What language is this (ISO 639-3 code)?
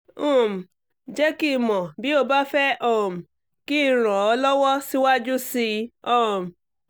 yor